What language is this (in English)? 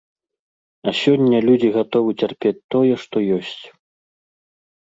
Belarusian